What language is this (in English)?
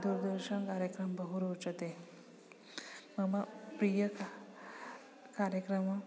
Sanskrit